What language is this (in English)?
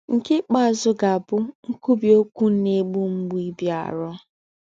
Igbo